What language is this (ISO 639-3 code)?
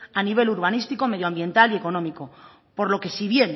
spa